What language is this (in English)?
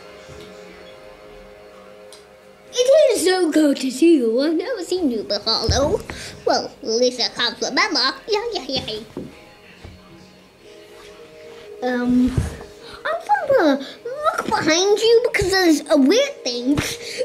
English